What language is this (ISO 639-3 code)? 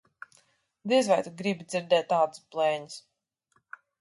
lav